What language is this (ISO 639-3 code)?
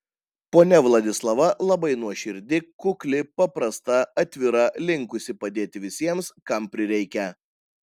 lit